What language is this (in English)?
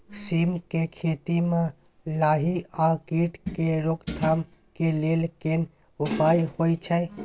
Maithili